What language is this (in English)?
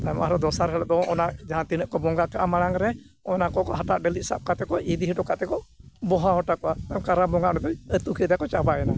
Santali